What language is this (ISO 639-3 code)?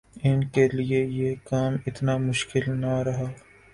urd